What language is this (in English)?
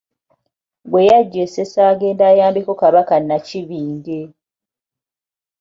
Ganda